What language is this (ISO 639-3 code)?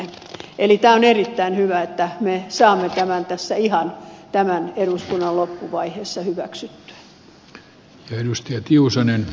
fin